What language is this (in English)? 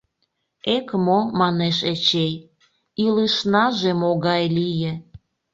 Mari